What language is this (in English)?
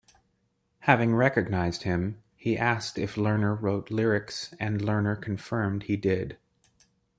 English